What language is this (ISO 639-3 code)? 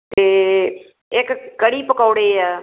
pan